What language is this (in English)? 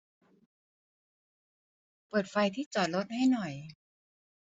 Thai